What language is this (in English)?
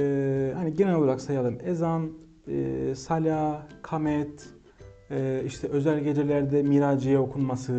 Turkish